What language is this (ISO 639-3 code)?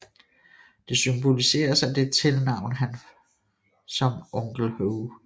dan